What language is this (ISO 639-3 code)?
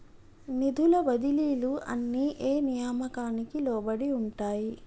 tel